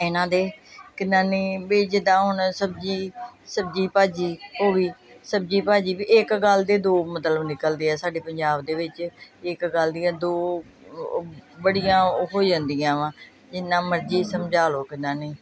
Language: Punjabi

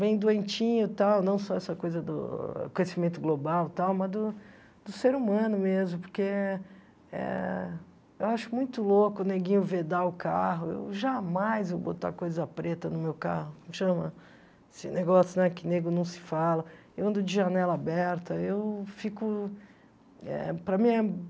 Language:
Portuguese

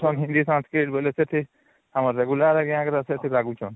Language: Odia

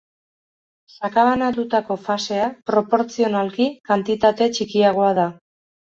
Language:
Basque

